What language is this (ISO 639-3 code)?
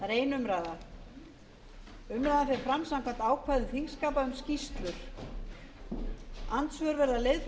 isl